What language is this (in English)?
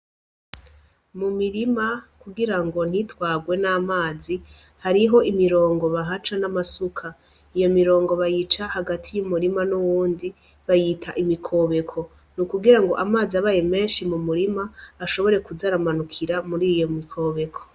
Rundi